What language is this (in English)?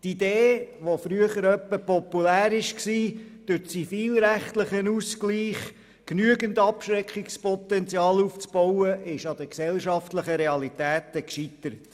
Swiss German